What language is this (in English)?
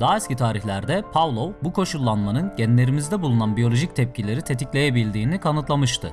Turkish